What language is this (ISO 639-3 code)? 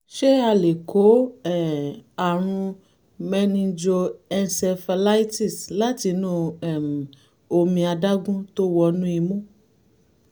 yor